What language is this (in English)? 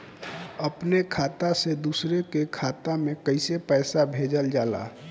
Bhojpuri